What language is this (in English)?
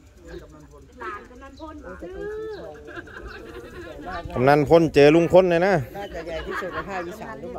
Thai